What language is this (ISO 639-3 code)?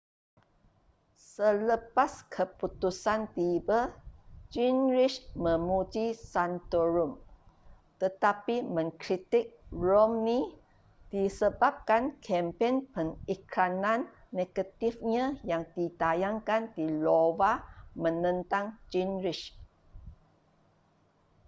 msa